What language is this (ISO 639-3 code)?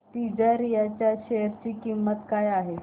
mar